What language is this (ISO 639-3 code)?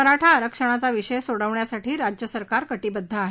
mar